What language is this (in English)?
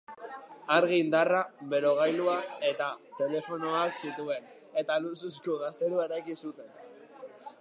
Basque